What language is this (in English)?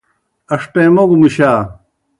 Kohistani Shina